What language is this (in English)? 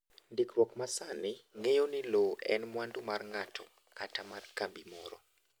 Luo (Kenya and Tanzania)